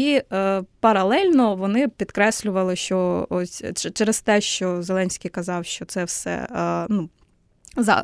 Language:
Ukrainian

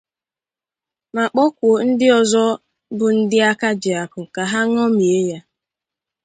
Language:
Igbo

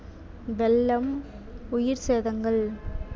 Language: Tamil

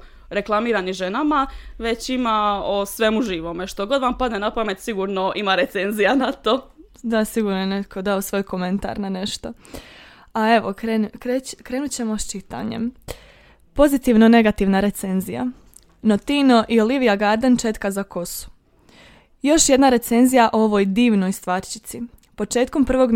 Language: Croatian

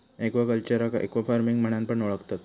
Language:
Marathi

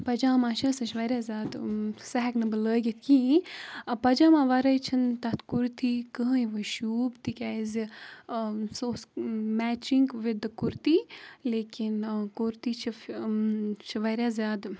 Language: Kashmiri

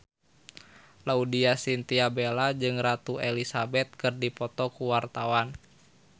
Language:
Sundanese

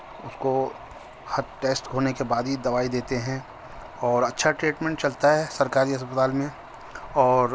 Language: Urdu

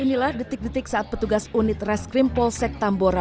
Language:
Indonesian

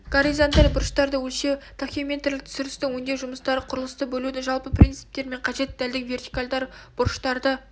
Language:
Kazakh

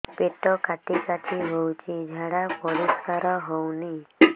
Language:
Odia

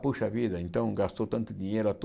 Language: Portuguese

